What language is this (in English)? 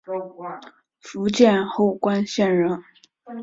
Chinese